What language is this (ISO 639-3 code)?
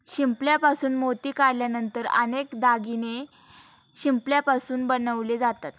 mar